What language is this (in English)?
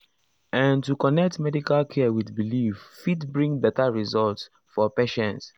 Nigerian Pidgin